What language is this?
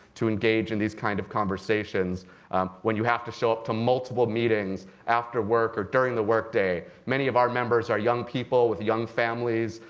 English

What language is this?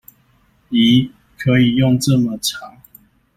Chinese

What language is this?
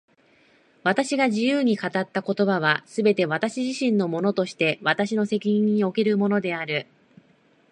Japanese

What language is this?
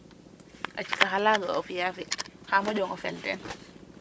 Serer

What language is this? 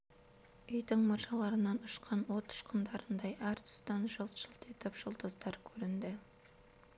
Kazakh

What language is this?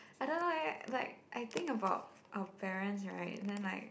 English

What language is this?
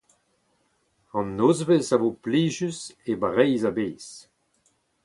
Breton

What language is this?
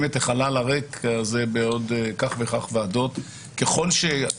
Hebrew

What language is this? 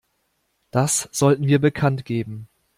German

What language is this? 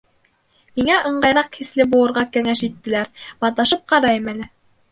Bashkir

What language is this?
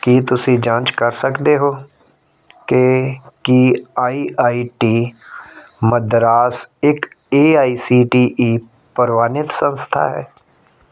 Punjabi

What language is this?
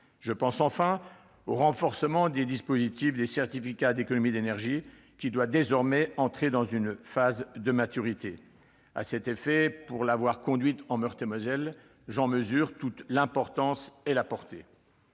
French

